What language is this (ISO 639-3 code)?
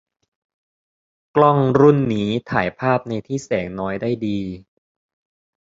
tha